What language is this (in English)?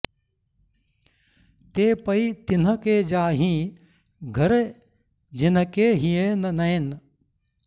Sanskrit